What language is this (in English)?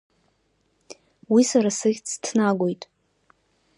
Abkhazian